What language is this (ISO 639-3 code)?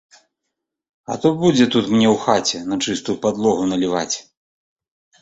bel